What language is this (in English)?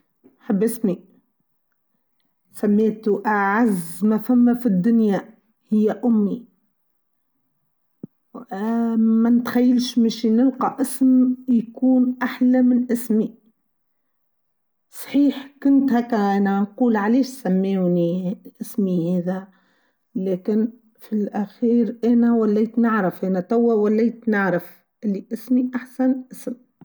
Tunisian Arabic